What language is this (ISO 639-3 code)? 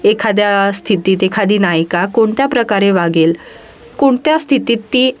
mar